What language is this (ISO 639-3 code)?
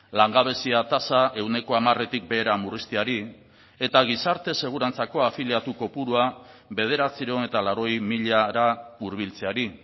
eus